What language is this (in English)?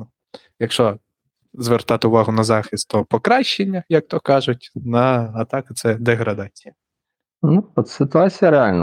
Ukrainian